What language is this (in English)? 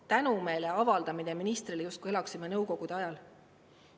Estonian